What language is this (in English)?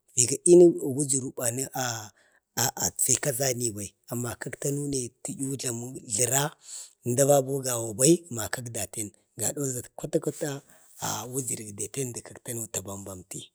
Bade